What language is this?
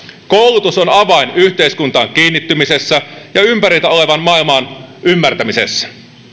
Finnish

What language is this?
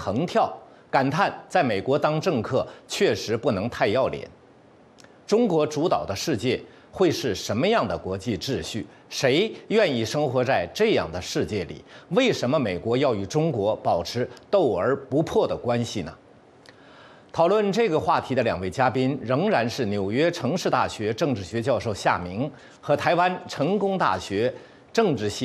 Chinese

